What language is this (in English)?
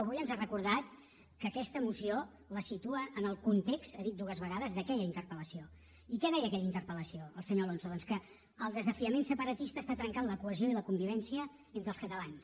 Catalan